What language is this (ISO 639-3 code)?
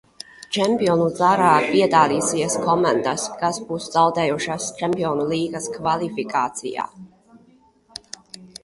lav